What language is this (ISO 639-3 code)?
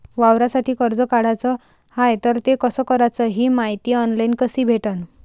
mar